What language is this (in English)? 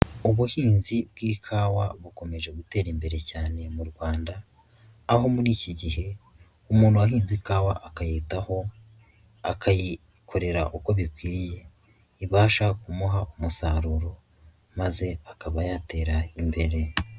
Kinyarwanda